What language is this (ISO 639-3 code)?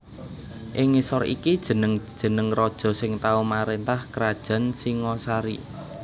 jav